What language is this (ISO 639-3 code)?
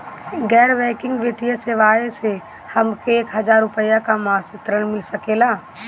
bho